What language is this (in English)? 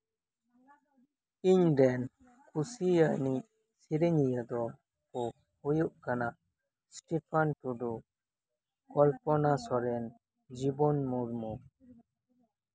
Santali